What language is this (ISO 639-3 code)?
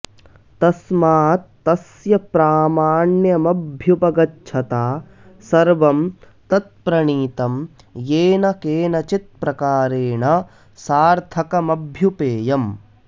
san